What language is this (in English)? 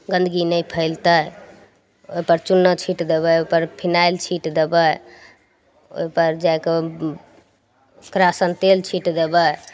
Maithili